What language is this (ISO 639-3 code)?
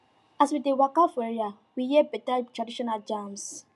pcm